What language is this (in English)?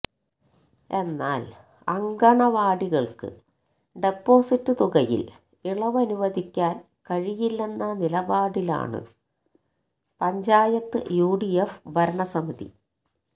Malayalam